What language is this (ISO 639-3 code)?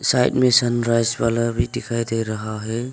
hin